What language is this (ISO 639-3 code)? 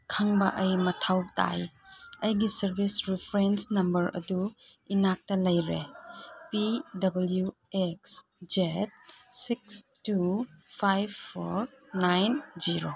mni